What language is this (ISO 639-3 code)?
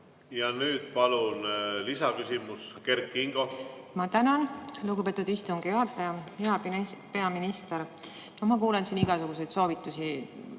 est